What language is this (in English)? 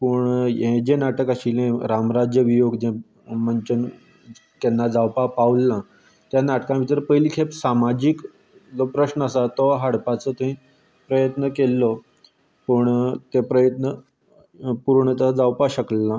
Konkani